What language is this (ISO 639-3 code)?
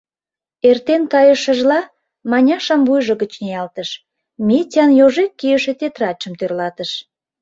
chm